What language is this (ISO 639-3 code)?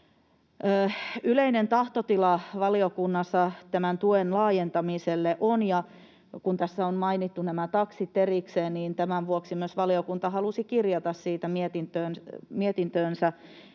fin